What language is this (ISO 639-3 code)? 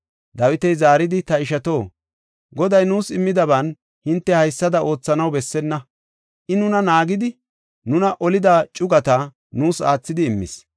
gof